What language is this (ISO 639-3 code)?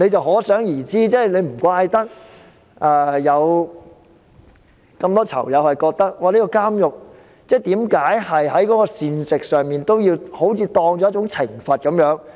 yue